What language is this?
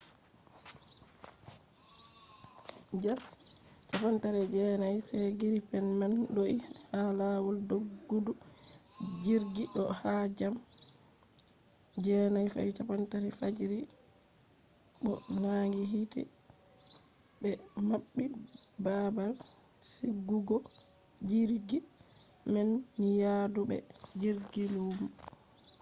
Fula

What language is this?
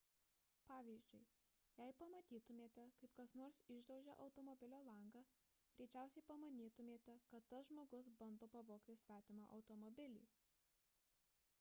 Lithuanian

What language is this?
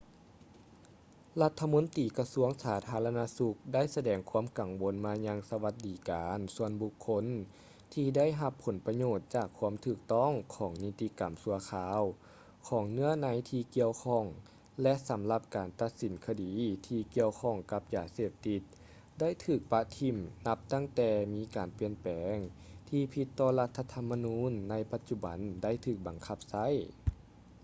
Lao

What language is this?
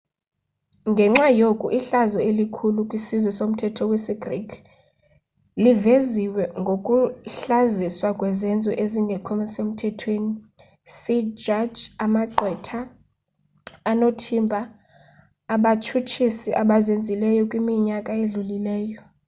Xhosa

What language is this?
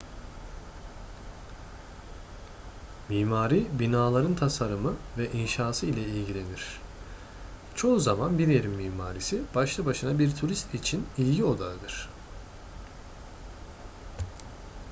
Turkish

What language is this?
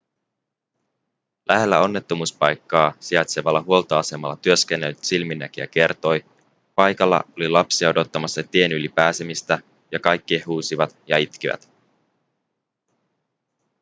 Finnish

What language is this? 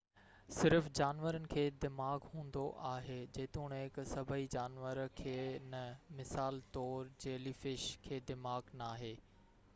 Sindhi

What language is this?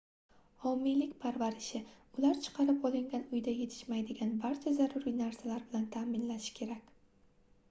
Uzbek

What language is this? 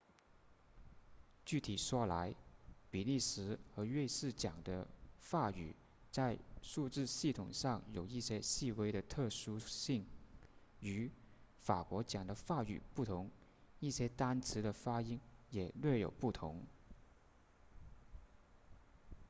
Chinese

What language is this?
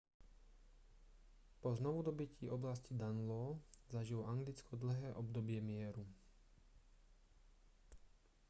Slovak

